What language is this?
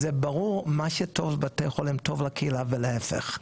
Hebrew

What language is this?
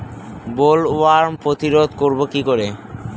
Bangla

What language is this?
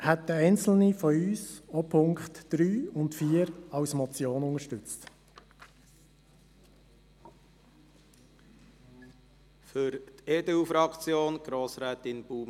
Swiss German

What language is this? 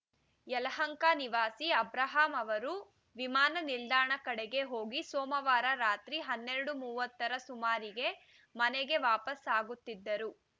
Kannada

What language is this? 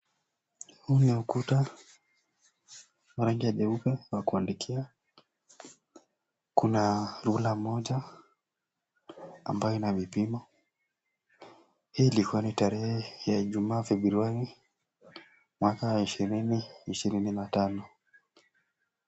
Swahili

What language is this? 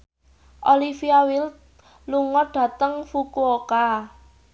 Javanese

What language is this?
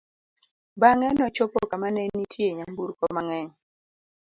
Luo (Kenya and Tanzania)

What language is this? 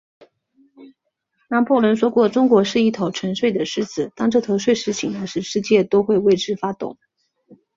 Chinese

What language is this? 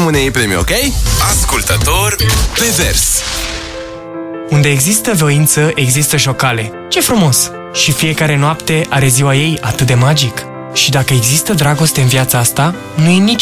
Romanian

